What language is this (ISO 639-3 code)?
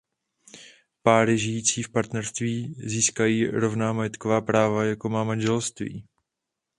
ces